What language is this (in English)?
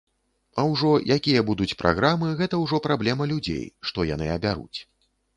Belarusian